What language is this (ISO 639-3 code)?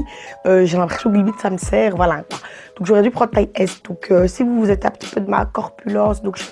fra